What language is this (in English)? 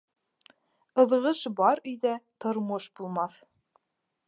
Bashkir